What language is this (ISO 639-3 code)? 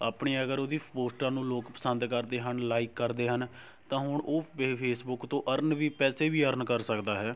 pan